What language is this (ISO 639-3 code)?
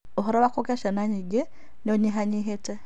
kik